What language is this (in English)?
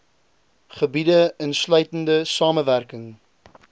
Afrikaans